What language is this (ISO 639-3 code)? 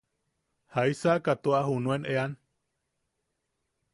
yaq